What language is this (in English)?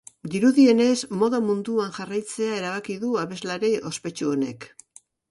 Basque